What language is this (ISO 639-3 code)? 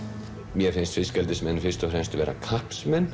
isl